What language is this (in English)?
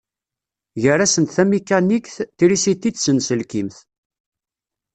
Kabyle